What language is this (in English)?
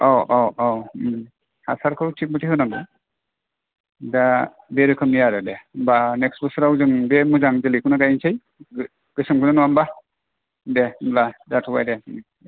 Bodo